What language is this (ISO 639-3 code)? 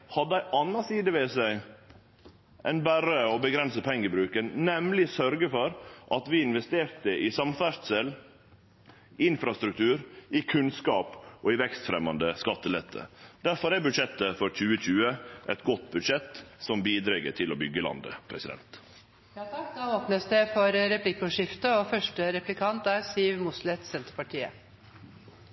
nor